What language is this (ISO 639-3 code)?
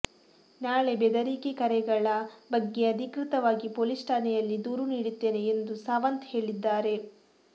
kan